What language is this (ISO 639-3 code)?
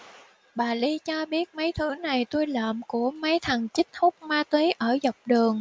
vie